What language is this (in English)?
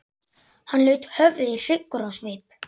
Icelandic